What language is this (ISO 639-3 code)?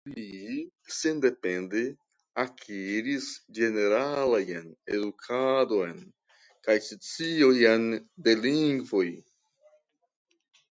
epo